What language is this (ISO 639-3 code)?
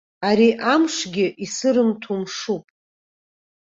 abk